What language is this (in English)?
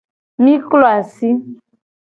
Gen